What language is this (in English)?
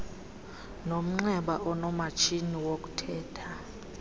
Xhosa